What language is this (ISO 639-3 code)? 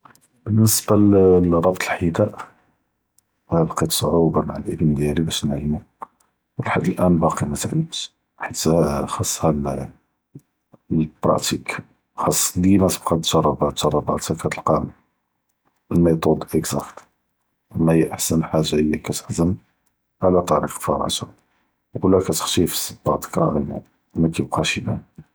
jrb